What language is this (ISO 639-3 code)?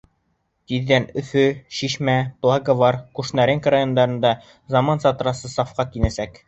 bak